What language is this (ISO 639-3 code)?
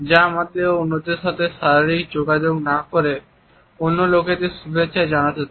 ben